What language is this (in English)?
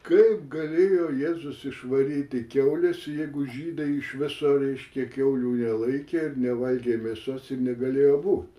Lithuanian